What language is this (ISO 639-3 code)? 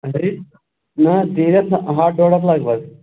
kas